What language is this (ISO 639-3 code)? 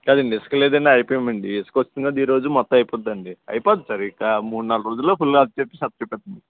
tel